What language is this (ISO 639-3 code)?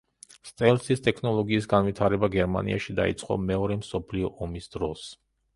kat